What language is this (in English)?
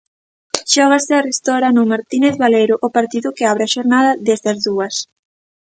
Galician